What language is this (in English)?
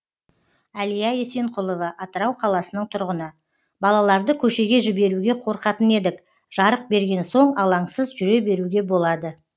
Kazakh